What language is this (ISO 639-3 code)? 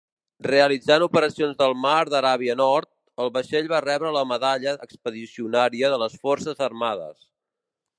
cat